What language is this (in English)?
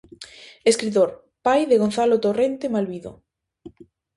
Galician